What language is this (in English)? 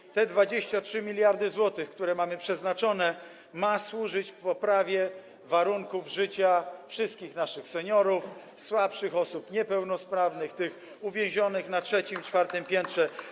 Polish